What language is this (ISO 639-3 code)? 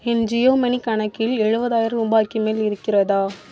tam